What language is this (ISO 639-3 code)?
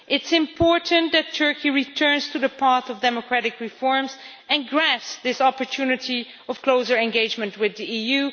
eng